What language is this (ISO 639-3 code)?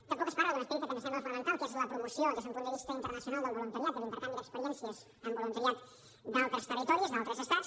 cat